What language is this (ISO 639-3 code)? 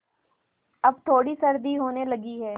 hin